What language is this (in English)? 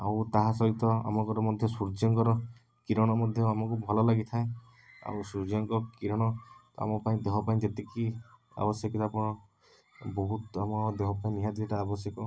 Odia